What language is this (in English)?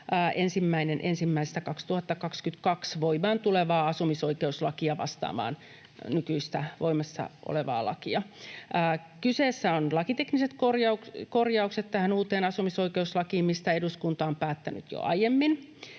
Finnish